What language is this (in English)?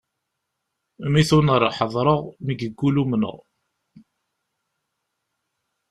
Kabyle